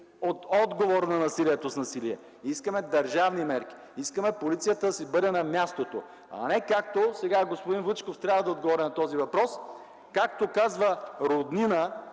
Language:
Bulgarian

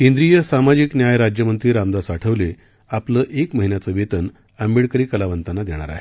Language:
Marathi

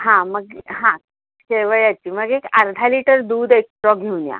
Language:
Marathi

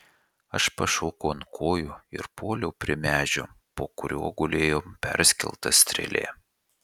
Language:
Lithuanian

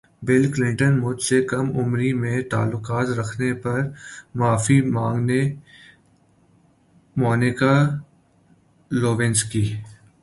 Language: Urdu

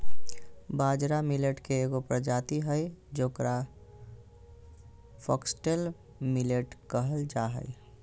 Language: Magahi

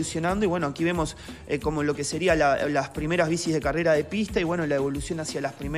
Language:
Spanish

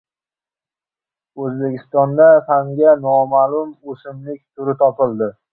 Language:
Uzbek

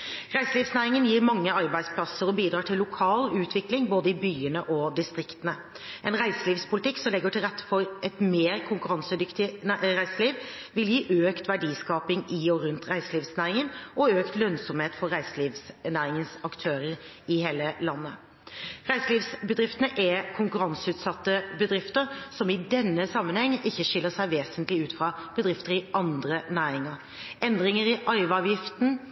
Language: Norwegian Bokmål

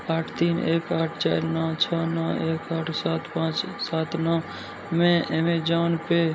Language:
Maithili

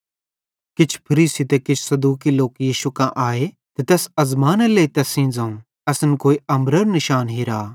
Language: Bhadrawahi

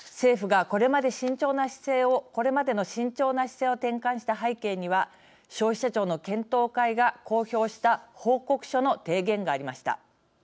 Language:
Japanese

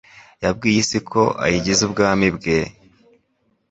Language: Kinyarwanda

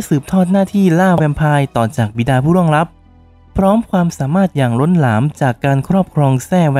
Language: Thai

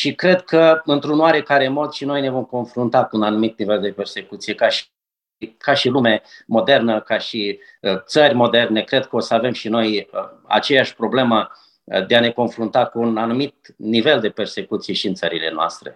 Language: Romanian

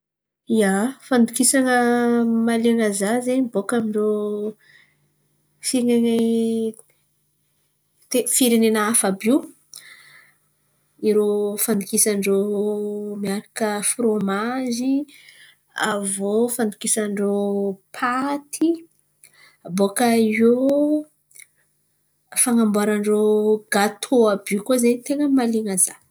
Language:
Antankarana Malagasy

